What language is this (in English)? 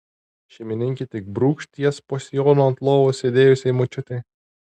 Lithuanian